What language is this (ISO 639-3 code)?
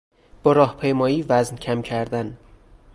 fas